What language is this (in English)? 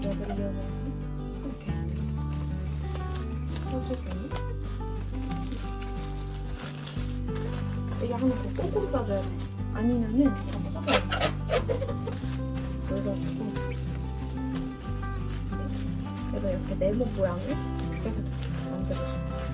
Korean